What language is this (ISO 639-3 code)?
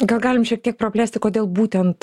lit